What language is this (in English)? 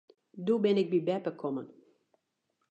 Western Frisian